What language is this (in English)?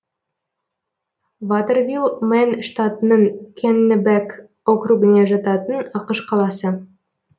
Kazakh